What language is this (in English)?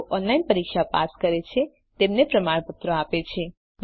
Gujarati